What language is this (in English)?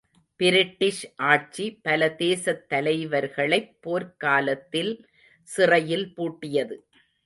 Tamil